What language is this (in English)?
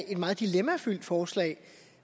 Danish